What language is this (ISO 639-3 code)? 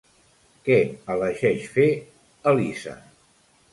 cat